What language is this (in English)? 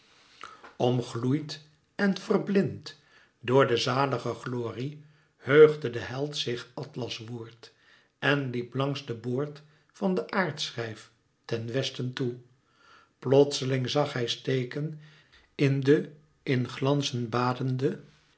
Dutch